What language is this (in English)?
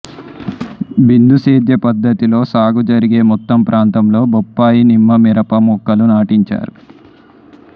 Telugu